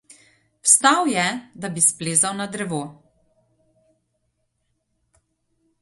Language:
Slovenian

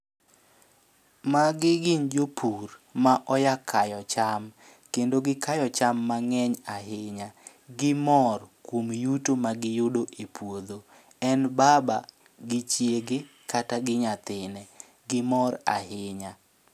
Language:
Luo (Kenya and Tanzania)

